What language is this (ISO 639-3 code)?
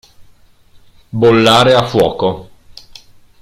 ita